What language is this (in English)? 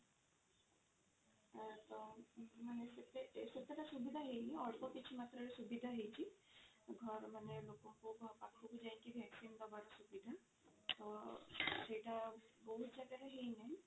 Odia